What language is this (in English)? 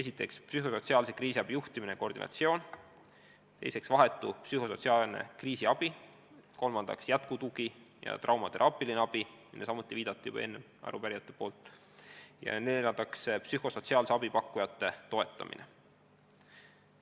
Estonian